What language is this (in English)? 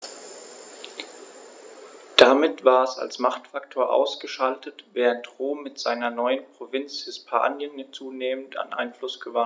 German